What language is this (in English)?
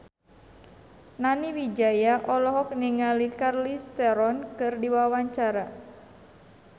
Sundanese